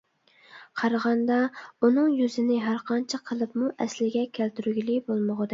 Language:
Uyghur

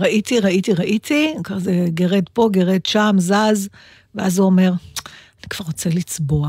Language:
Hebrew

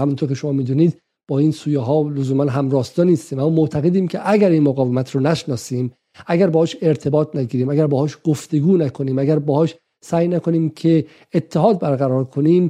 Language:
Persian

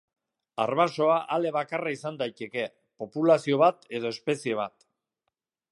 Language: Basque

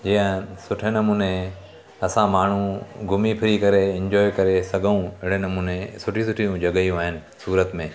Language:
Sindhi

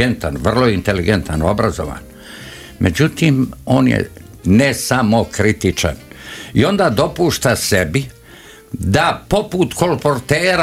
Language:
Croatian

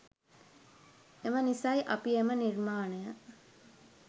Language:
Sinhala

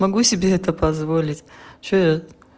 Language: Russian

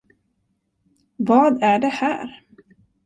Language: Swedish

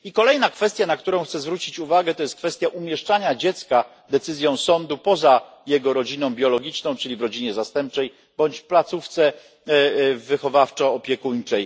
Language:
Polish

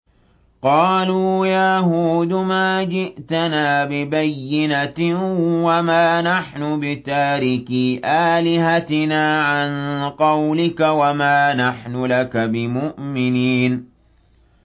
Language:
Arabic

